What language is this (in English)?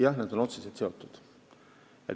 Estonian